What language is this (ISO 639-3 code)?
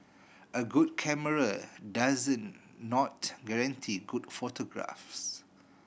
eng